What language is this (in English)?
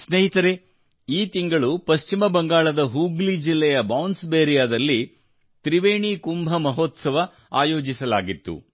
Kannada